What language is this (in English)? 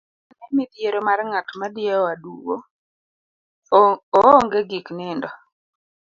Luo (Kenya and Tanzania)